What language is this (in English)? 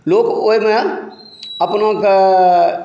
Maithili